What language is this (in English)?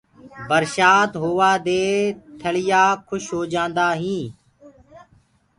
Gurgula